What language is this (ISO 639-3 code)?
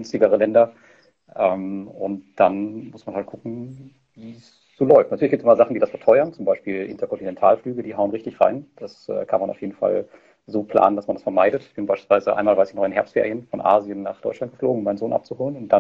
deu